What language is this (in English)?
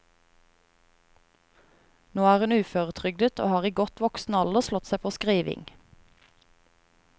Norwegian